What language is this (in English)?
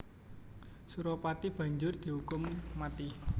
Javanese